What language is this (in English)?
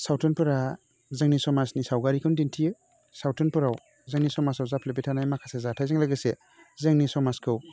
Bodo